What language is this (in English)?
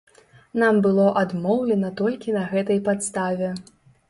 Belarusian